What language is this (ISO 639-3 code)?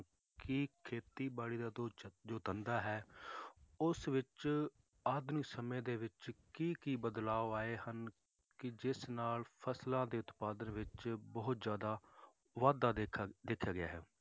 pan